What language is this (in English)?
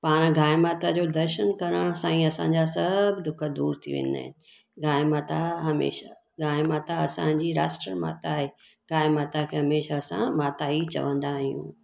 Sindhi